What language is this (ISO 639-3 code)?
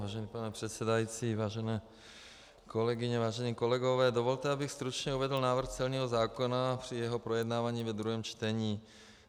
ces